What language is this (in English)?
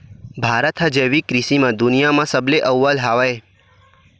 Chhattisgarhi